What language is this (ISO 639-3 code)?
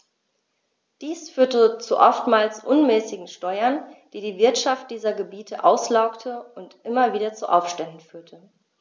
deu